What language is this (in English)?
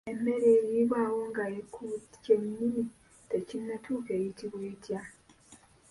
Ganda